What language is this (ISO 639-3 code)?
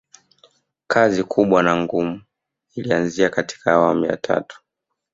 swa